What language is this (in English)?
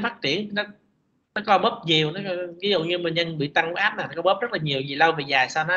Vietnamese